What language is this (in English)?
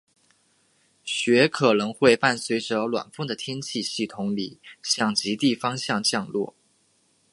Chinese